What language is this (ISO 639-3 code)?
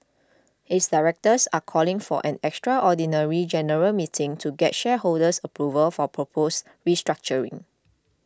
eng